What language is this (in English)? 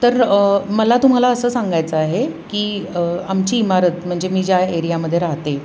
Marathi